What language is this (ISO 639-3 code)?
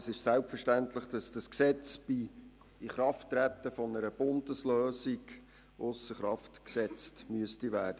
gsw